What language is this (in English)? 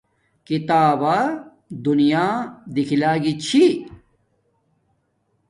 Domaaki